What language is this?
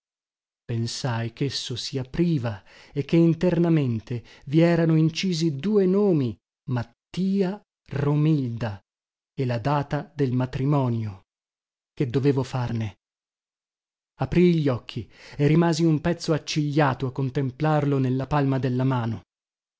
Italian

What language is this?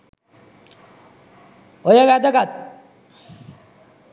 Sinhala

